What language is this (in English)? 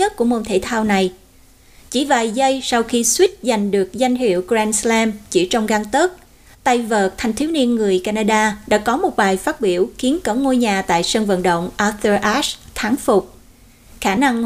Vietnamese